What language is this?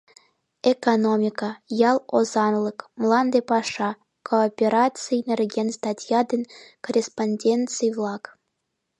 Mari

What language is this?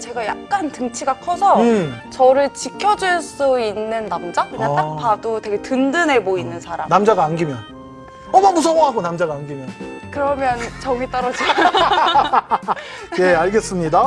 Korean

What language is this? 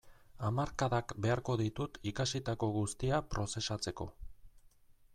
Basque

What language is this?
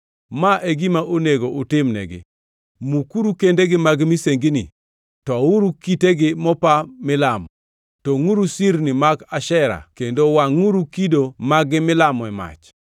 Luo (Kenya and Tanzania)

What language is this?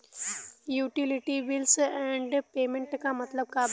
Bhojpuri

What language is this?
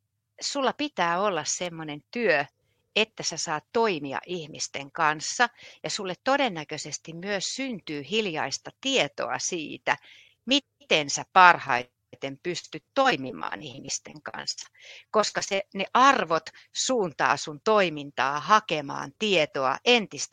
Finnish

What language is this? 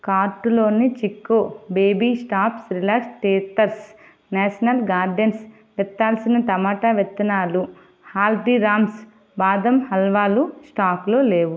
Telugu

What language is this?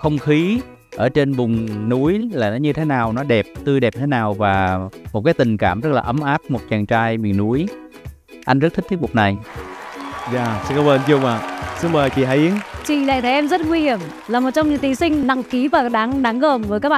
Vietnamese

